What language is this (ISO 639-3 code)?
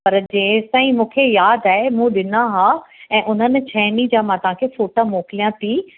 snd